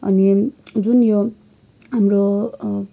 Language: Nepali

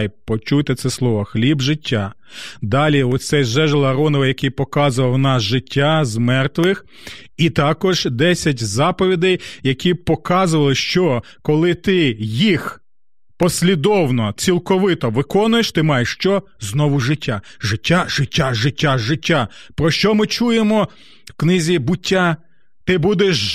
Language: Ukrainian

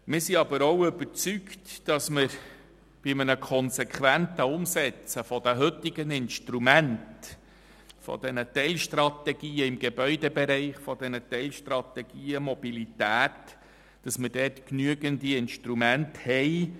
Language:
Swiss German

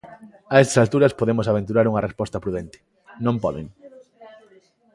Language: Galician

